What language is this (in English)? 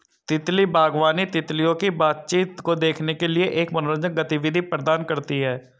Hindi